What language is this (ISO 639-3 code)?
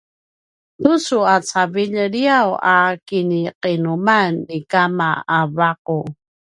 pwn